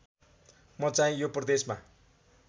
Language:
Nepali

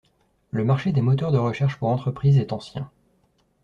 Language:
French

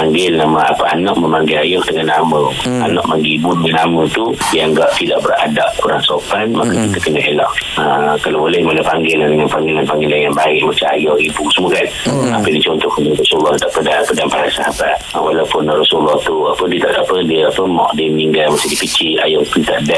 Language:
Malay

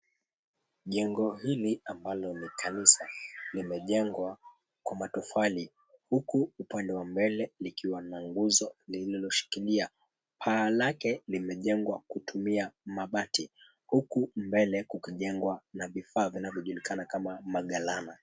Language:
Swahili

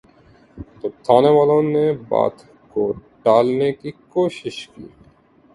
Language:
Urdu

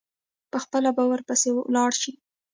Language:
Pashto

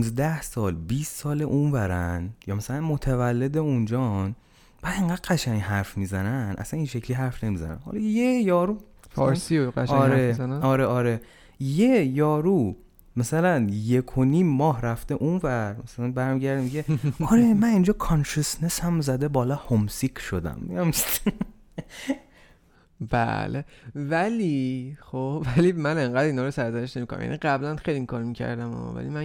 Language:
Persian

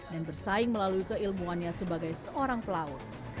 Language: Indonesian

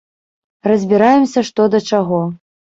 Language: Belarusian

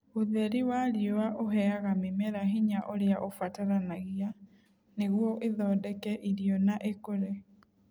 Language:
Kikuyu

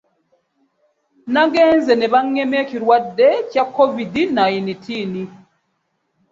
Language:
Ganda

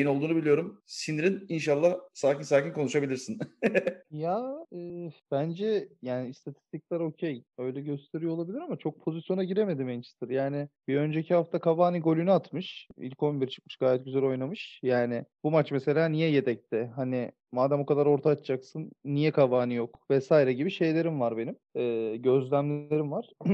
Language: Turkish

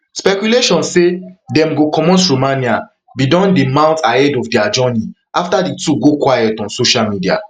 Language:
Nigerian Pidgin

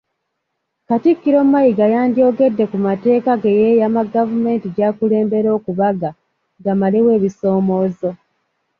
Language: Ganda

